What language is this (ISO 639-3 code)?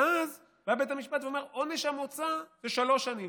heb